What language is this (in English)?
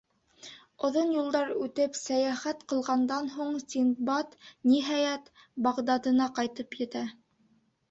Bashkir